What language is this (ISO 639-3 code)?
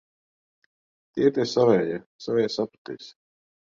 lav